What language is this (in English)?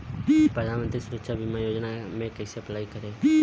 Bhojpuri